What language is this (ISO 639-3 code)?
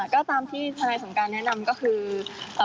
tha